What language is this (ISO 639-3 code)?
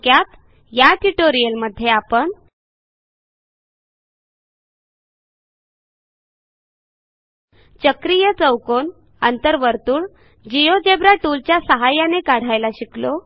mar